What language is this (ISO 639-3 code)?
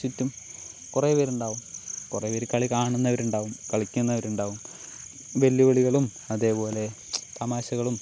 mal